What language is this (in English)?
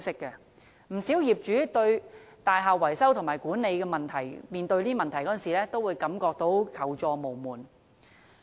Cantonese